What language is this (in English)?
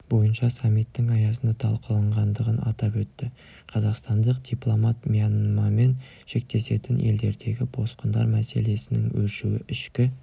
Kazakh